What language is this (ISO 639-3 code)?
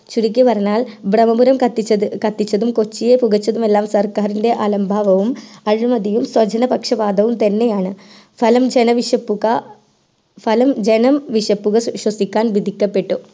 mal